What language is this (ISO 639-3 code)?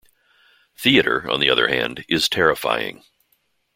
eng